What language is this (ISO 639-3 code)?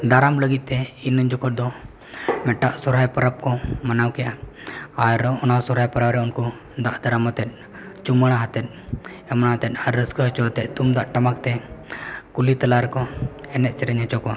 sat